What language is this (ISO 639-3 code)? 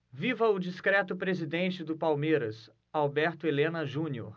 por